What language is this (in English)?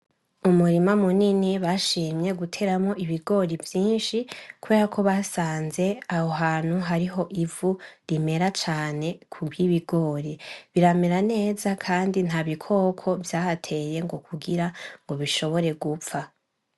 Rundi